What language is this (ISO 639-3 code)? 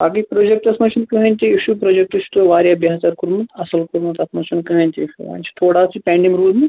kas